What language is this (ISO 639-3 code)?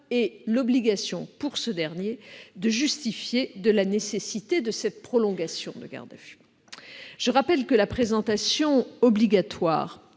fra